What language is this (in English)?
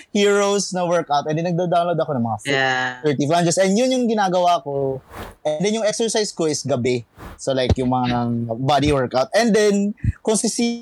Filipino